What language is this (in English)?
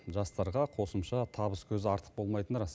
Kazakh